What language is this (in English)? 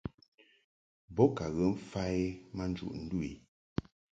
Mungaka